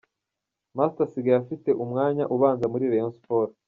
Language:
Kinyarwanda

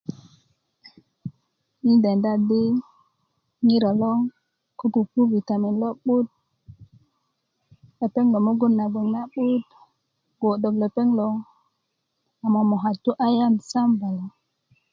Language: Kuku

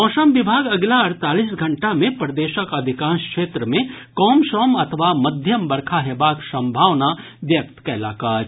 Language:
Maithili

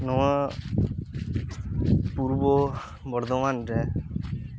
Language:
Santali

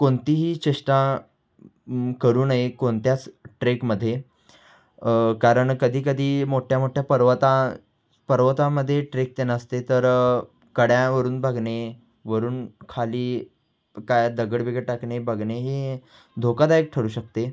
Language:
Marathi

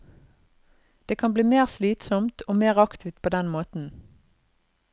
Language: Norwegian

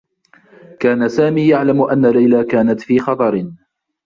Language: Arabic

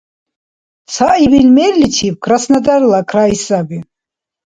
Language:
Dargwa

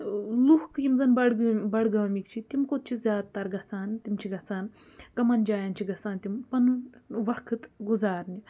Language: Kashmiri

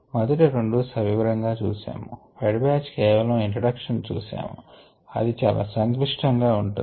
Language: Telugu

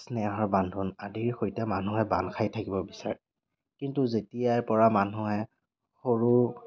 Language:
Assamese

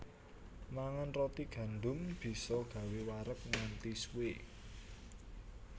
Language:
Javanese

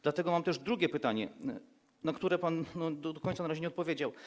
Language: Polish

